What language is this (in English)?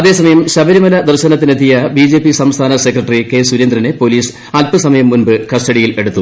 Malayalam